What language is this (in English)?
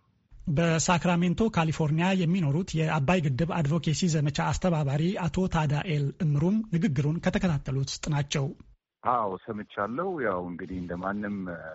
Amharic